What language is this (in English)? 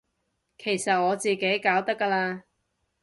Cantonese